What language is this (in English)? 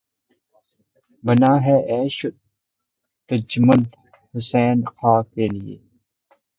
Urdu